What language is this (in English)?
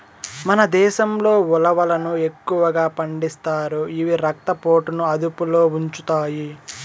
Telugu